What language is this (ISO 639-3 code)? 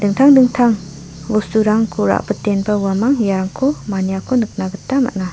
grt